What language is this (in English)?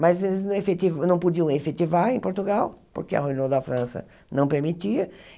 Portuguese